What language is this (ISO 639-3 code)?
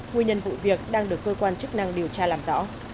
vie